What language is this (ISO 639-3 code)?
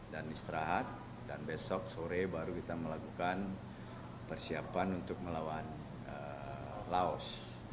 ind